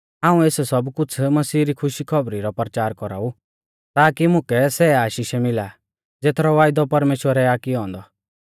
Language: Mahasu Pahari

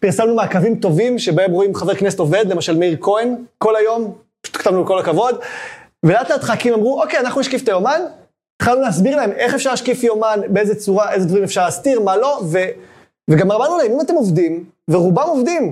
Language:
Hebrew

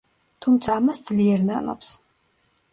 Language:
Georgian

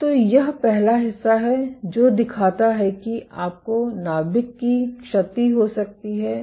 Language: Hindi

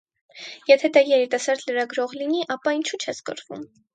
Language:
Armenian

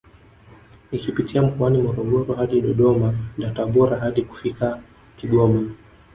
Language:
Swahili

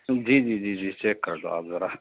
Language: Urdu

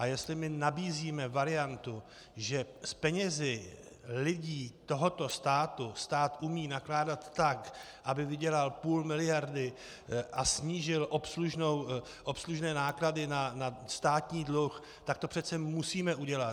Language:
Czech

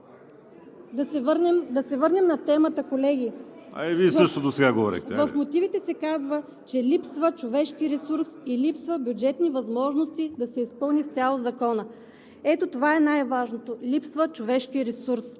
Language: Bulgarian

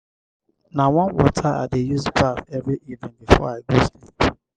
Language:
Nigerian Pidgin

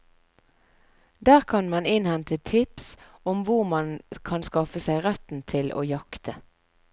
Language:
Norwegian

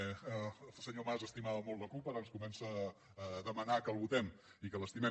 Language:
Catalan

